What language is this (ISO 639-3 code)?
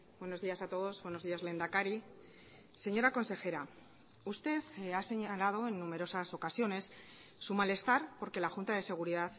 spa